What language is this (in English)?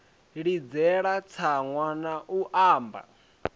Venda